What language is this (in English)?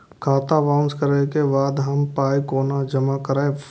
Maithili